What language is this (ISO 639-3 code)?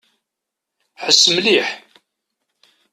kab